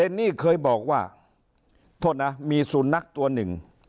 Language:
Thai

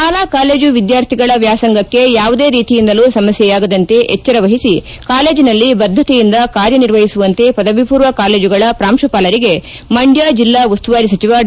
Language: Kannada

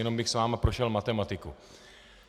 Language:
Czech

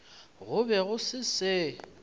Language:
Northern Sotho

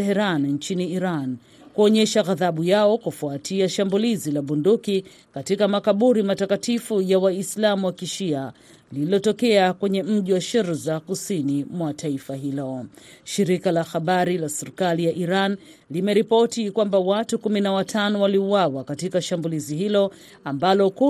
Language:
Swahili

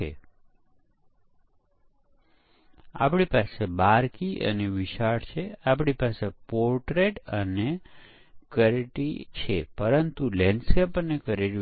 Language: Gujarati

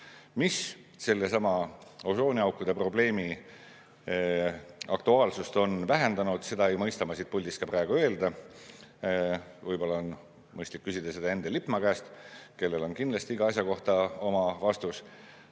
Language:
Estonian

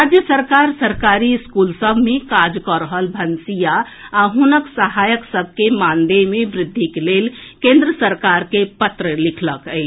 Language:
Maithili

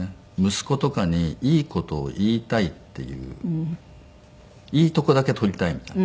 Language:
Japanese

